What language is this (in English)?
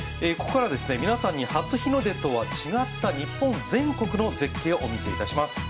Japanese